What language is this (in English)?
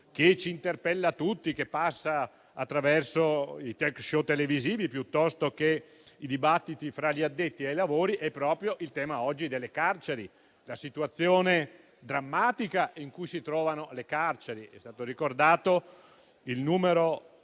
Italian